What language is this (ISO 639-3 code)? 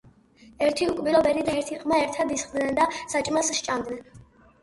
kat